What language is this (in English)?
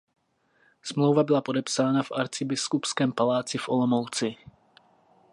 Czech